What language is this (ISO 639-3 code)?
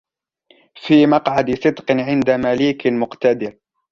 ara